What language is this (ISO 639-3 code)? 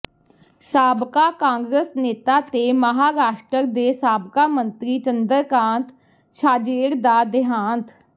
pan